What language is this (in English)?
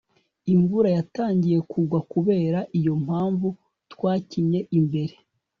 Kinyarwanda